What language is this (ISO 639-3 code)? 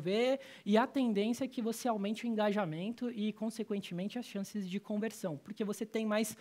por